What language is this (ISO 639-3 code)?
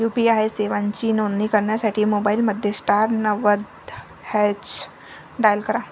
mar